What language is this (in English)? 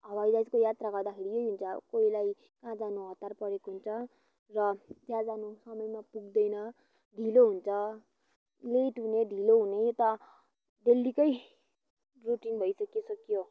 Nepali